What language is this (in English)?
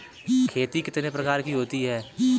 Hindi